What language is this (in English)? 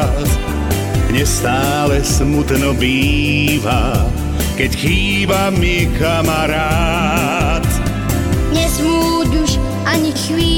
Croatian